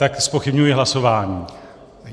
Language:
Czech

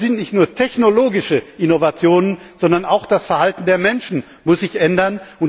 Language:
German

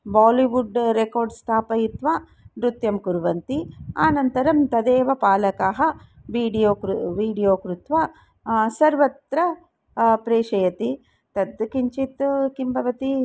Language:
Sanskrit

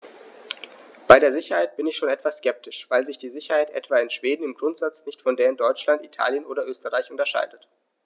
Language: German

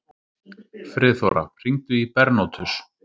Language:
Icelandic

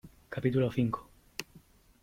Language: Spanish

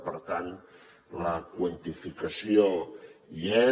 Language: Catalan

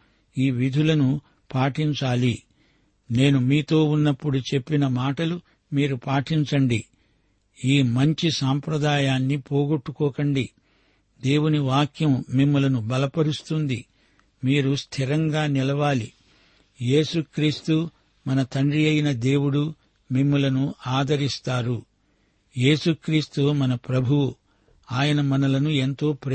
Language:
Telugu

